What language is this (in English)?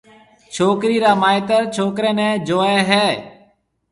Marwari (Pakistan)